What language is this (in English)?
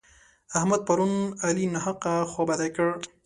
Pashto